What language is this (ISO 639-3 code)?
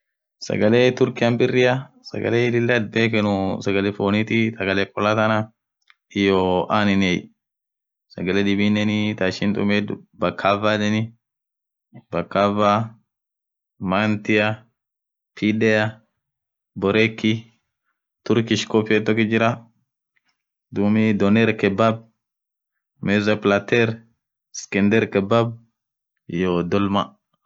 orc